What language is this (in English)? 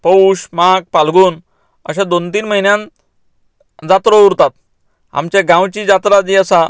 Konkani